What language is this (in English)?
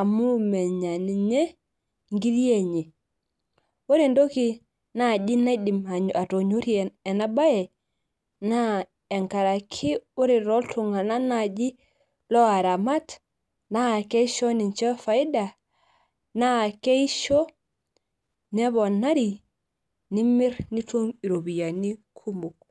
Masai